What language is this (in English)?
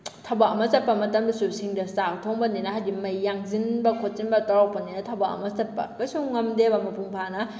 Manipuri